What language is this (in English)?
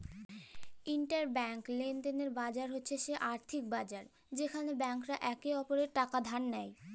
Bangla